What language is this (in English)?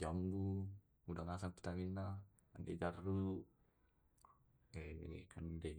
Tae'